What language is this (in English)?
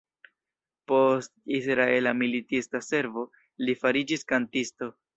Esperanto